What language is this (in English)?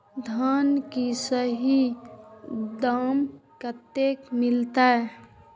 Maithili